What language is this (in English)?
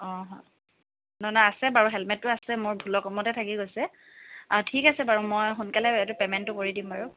Assamese